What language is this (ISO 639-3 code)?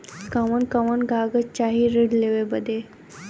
bho